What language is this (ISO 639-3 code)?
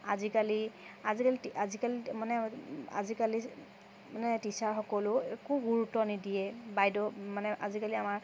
asm